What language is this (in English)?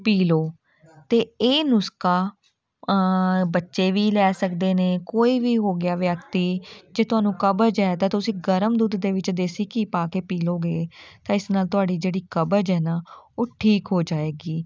Punjabi